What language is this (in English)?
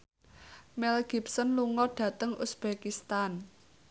Javanese